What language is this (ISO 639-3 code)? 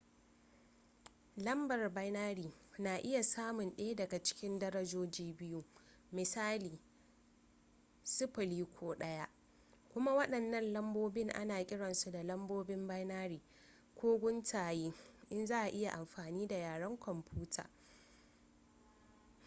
hau